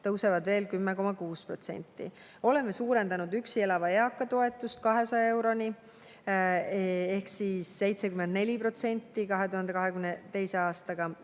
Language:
Estonian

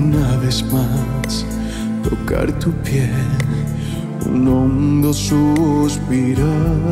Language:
Spanish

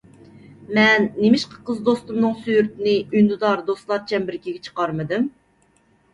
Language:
Uyghur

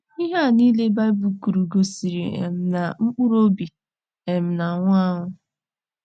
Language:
Igbo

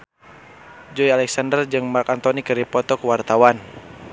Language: Sundanese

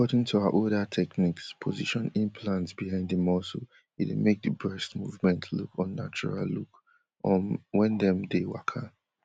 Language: Nigerian Pidgin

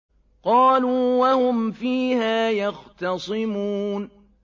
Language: Arabic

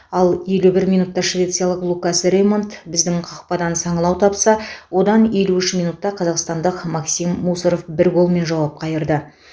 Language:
Kazakh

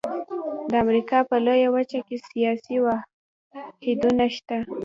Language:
Pashto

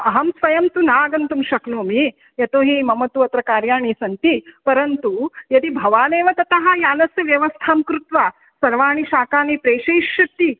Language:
Sanskrit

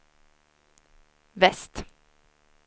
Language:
Swedish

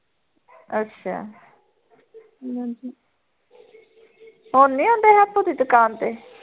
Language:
Punjabi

